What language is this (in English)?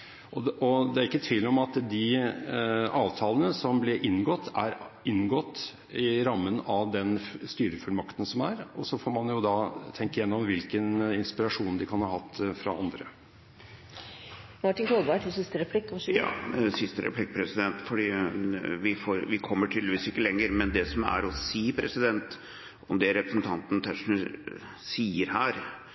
Norwegian